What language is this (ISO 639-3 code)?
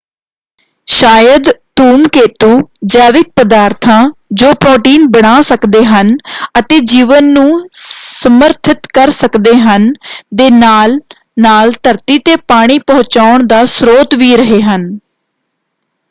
pan